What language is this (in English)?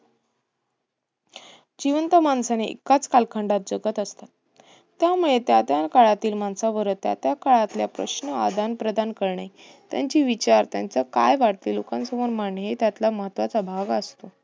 Marathi